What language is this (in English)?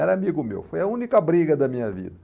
Portuguese